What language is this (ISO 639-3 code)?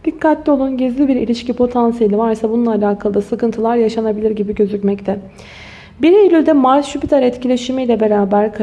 tur